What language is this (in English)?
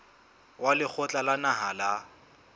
Southern Sotho